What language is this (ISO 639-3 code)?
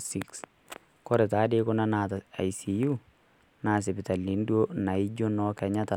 mas